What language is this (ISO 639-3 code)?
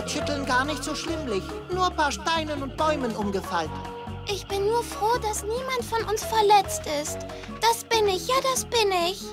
deu